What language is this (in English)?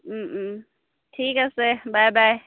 Assamese